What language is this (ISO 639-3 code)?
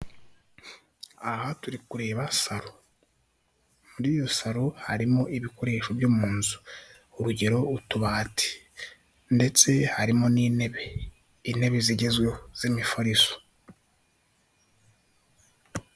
kin